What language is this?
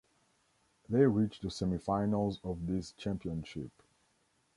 English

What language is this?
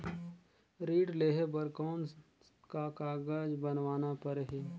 Chhattisgarhi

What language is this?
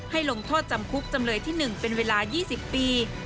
Thai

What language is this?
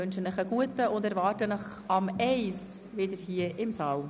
Swiss German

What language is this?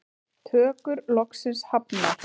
Icelandic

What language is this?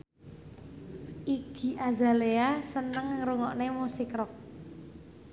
Javanese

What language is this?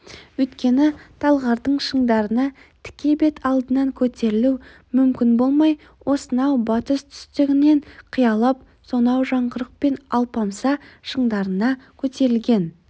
Kazakh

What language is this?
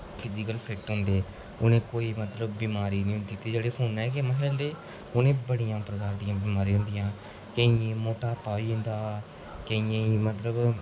Dogri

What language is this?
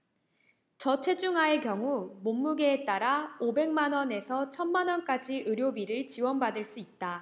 Korean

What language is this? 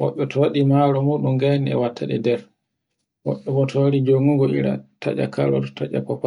Borgu Fulfulde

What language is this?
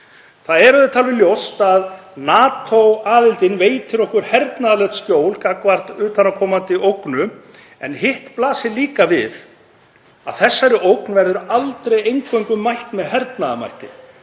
Icelandic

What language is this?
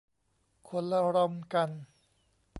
Thai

